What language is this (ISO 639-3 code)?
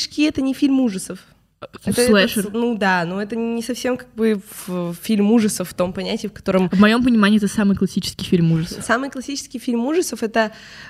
rus